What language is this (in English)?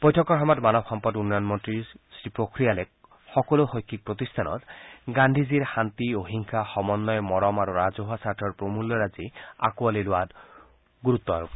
Assamese